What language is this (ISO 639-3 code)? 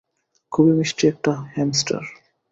ben